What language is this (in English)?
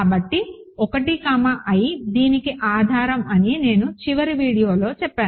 Telugu